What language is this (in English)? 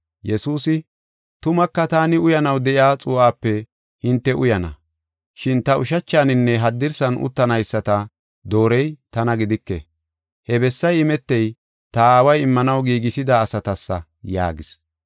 Gofa